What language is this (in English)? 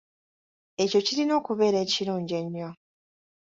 Ganda